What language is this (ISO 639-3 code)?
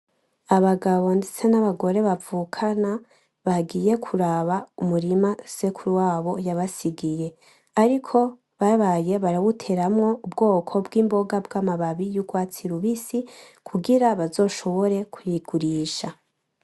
run